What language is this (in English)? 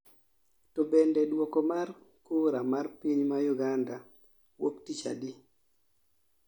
Luo (Kenya and Tanzania)